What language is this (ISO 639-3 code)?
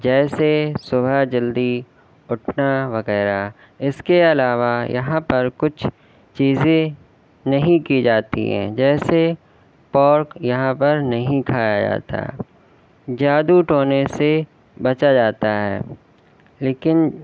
urd